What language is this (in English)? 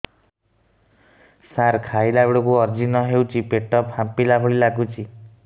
Odia